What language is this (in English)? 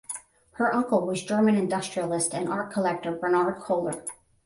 English